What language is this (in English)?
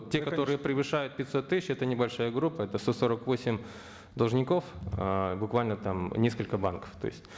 Kazakh